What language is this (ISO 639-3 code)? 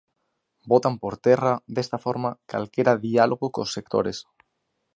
glg